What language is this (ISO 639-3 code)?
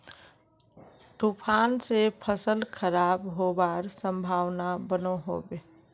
mag